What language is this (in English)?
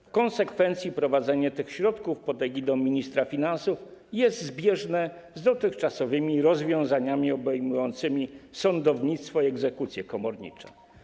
Polish